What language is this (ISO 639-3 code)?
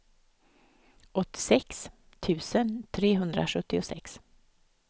swe